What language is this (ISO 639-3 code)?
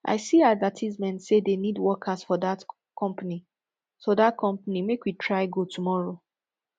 pcm